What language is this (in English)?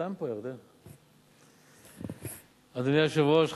Hebrew